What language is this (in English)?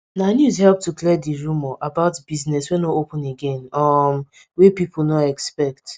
Nigerian Pidgin